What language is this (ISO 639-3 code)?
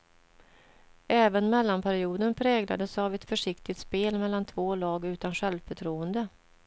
swe